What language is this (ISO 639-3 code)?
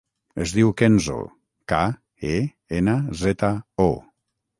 cat